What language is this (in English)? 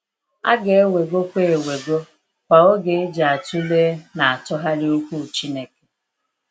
Igbo